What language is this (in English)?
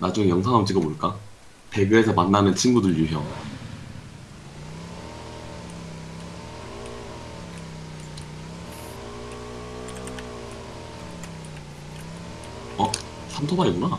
Korean